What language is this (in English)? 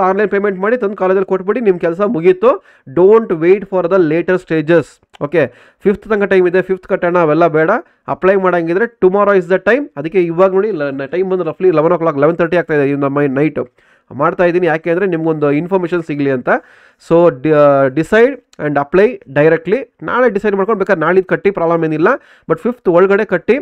Kannada